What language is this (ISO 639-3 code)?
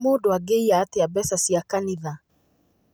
kik